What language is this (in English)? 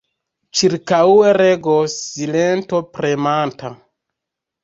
Esperanto